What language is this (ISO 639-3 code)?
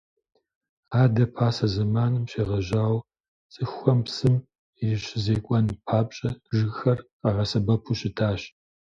kbd